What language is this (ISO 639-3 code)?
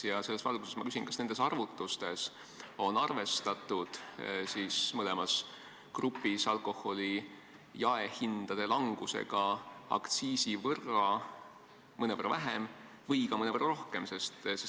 est